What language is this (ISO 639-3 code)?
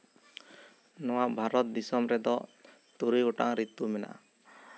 sat